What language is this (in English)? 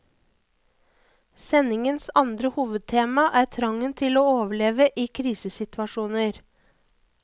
Norwegian